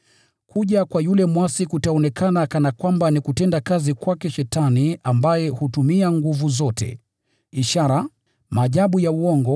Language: Swahili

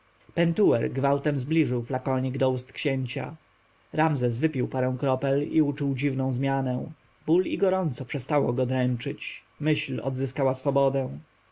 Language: Polish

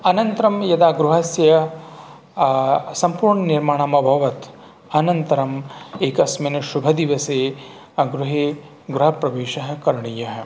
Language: Sanskrit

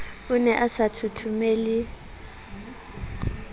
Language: Southern Sotho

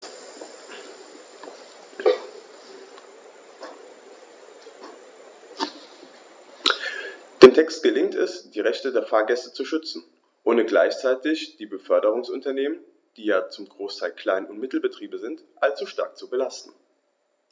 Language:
German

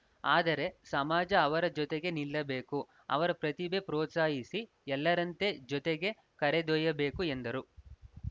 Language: Kannada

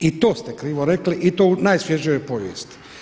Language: Croatian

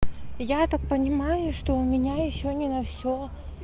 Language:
Russian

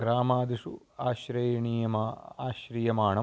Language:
Sanskrit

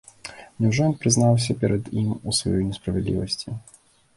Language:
Belarusian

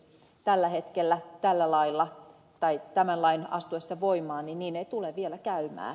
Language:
Finnish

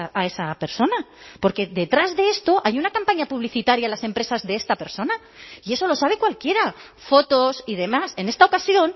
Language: Spanish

